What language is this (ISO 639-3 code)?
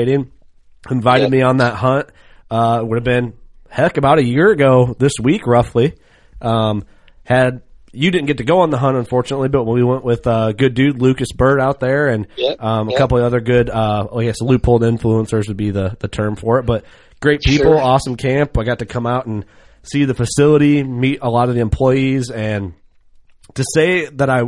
eng